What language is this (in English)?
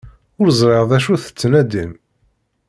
Kabyle